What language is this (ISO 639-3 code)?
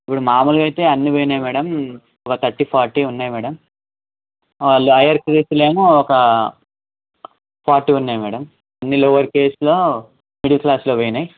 tel